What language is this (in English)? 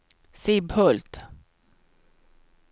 Swedish